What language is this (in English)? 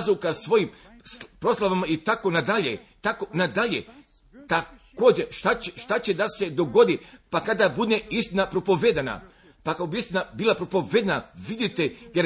Croatian